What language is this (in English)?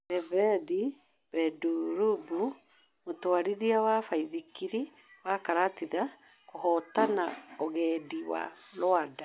Kikuyu